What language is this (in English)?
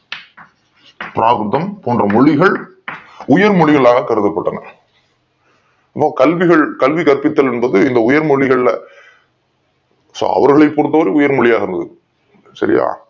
Tamil